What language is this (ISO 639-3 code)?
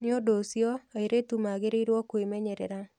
kik